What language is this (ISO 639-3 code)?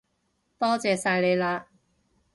yue